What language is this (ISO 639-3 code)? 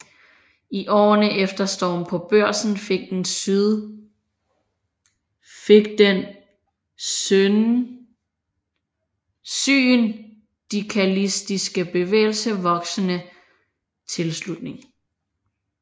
dan